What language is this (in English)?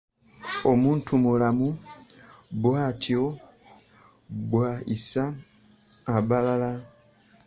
Ganda